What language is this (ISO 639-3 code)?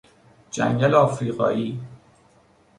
fas